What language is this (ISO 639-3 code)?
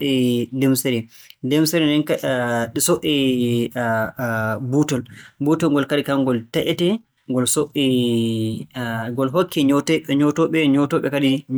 fue